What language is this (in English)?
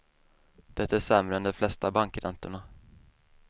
Swedish